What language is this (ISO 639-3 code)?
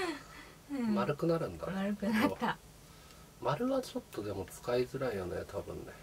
jpn